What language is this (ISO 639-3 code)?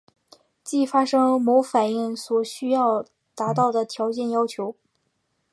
zho